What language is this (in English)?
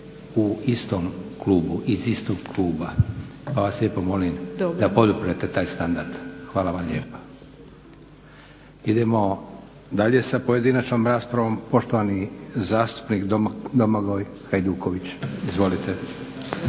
Croatian